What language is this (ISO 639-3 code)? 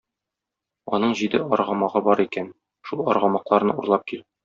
tat